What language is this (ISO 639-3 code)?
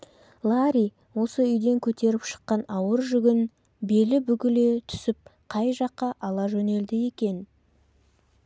kaz